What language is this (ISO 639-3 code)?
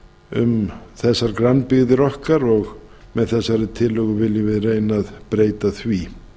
isl